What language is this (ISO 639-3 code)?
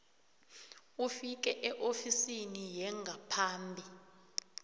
nbl